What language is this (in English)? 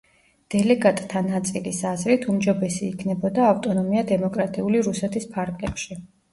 Georgian